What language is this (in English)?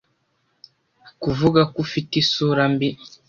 Kinyarwanda